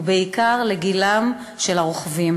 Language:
Hebrew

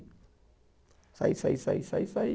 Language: Portuguese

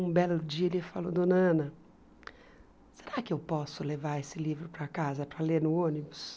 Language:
Portuguese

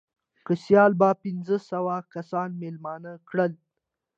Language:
Pashto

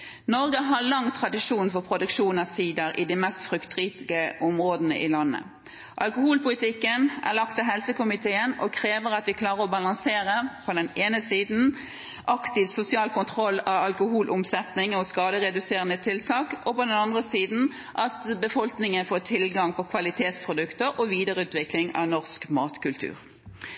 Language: Norwegian Bokmål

